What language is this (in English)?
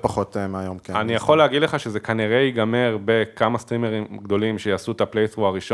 Hebrew